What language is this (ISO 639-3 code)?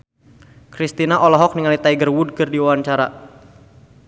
sun